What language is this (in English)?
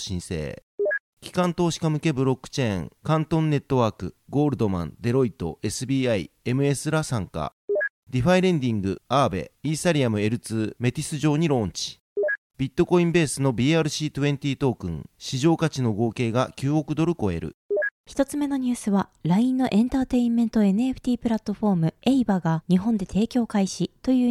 Japanese